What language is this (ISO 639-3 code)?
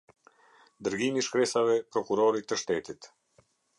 sqi